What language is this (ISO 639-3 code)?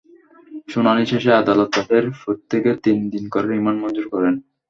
ben